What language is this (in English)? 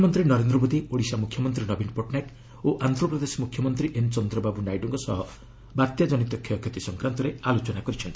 Odia